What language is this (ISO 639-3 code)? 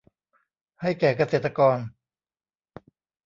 tha